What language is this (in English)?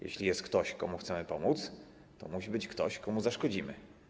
Polish